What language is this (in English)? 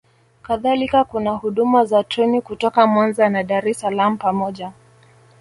Swahili